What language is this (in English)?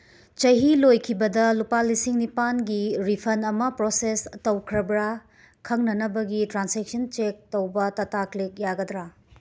Manipuri